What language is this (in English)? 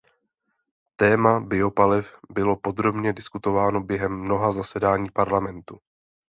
Czech